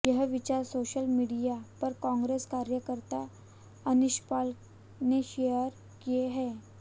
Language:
Hindi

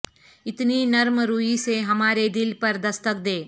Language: Urdu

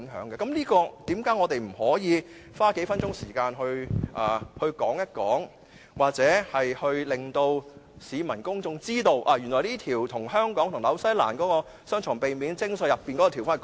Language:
Cantonese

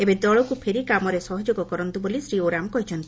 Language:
Odia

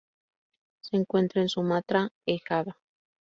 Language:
Spanish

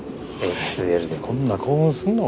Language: Japanese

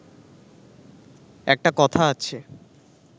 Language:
Bangla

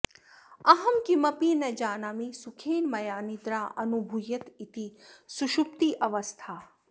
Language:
Sanskrit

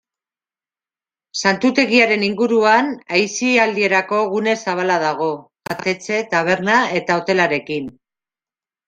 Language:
Basque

